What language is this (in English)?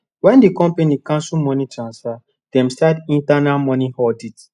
Nigerian Pidgin